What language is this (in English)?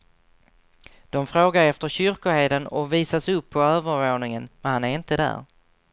Swedish